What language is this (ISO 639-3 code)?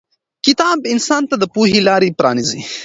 pus